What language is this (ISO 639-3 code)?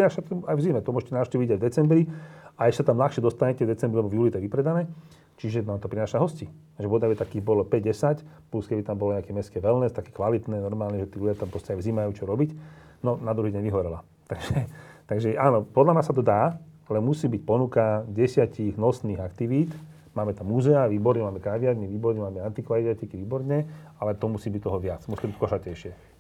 slk